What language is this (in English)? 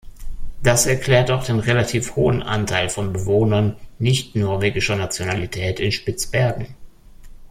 German